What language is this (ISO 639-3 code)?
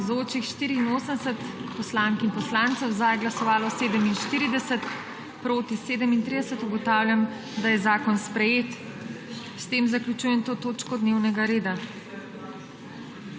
slv